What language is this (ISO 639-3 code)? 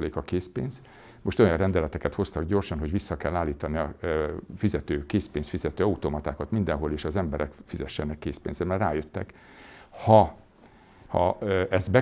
hun